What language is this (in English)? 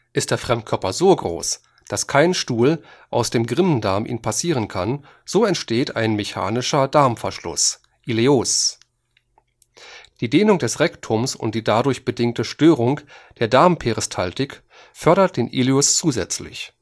German